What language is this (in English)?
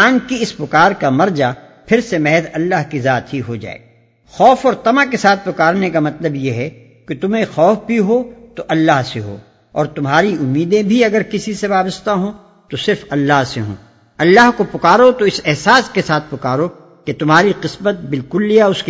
Urdu